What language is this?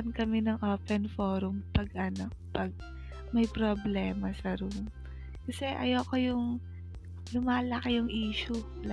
Filipino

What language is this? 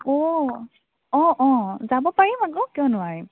Assamese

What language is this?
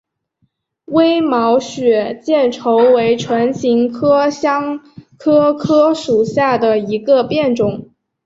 Chinese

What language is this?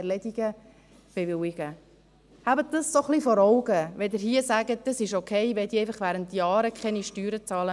Swiss German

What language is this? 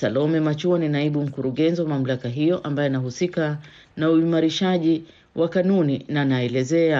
Swahili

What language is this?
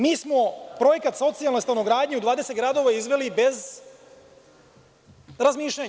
Serbian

